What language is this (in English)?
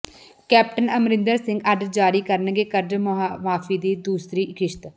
Punjabi